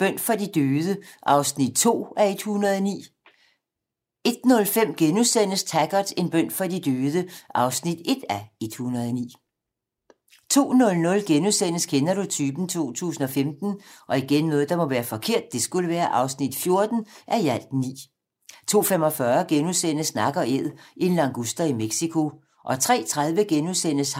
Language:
Danish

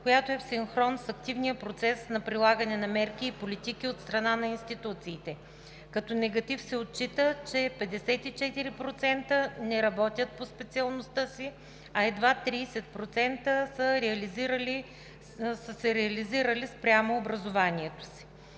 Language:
Bulgarian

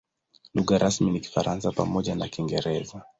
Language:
Swahili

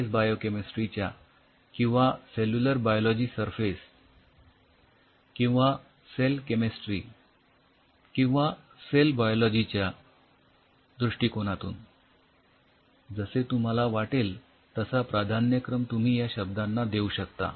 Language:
Marathi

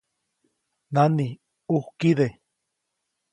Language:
Copainalá Zoque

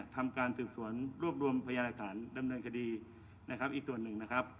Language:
Thai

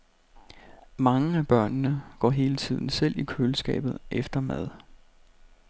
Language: Danish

